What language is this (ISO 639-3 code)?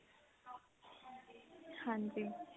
pan